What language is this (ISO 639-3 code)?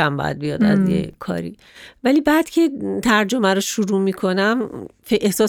fas